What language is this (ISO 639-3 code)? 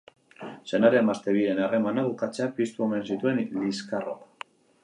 eus